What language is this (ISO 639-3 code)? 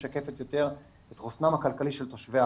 heb